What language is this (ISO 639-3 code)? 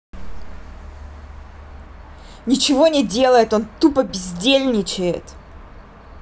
rus